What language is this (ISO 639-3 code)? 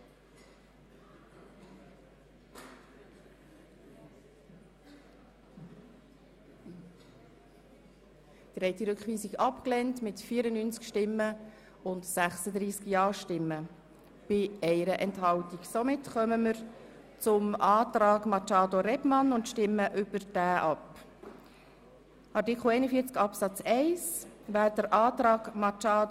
gsw